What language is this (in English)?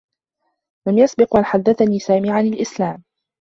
Arabic